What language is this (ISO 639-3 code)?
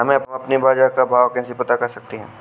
hin